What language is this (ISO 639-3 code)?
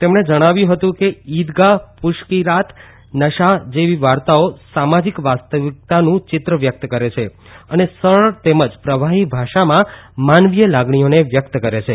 guj